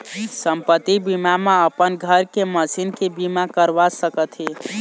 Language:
Chhattisgarhi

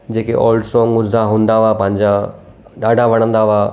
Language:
Sindhi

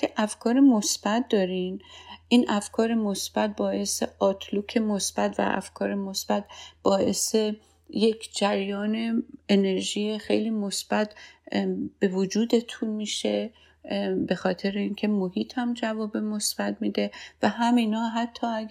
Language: Persian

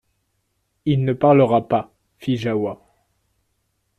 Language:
French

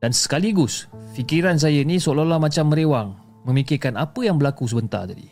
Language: Malay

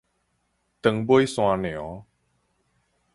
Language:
Min Nan Chinese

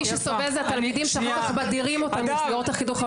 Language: Hebrew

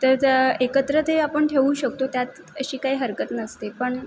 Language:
Marathi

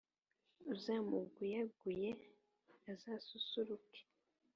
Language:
Kinyarwanda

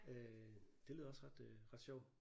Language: Danish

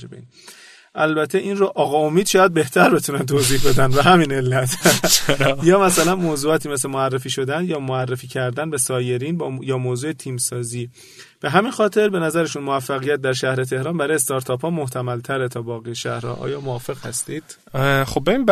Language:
Persian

